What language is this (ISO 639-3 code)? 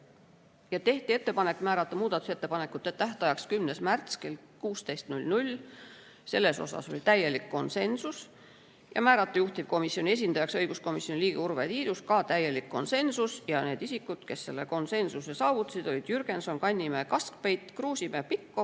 est